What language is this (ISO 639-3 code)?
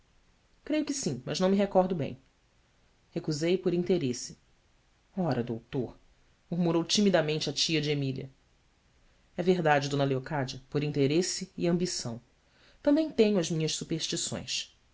por